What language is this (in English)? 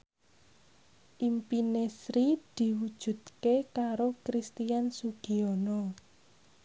Javanese